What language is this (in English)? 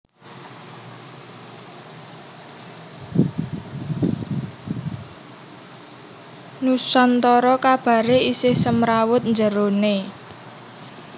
Javanese